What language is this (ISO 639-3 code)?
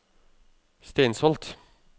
nor